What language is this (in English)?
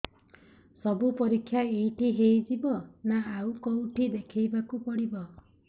Odia